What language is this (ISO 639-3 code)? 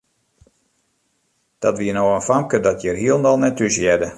fry